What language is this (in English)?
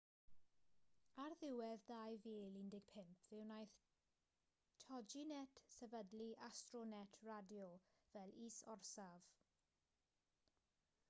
Welsh